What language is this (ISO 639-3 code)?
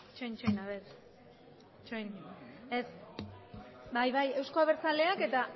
eus